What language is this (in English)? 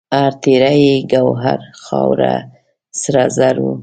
Pashto